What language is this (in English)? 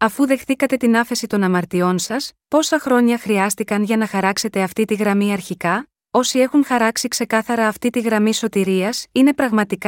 Greek